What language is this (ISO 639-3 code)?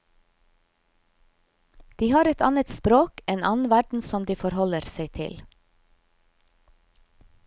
nor